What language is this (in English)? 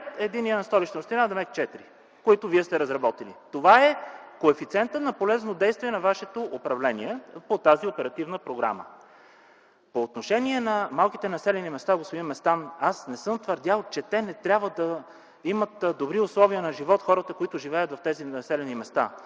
Bulgarian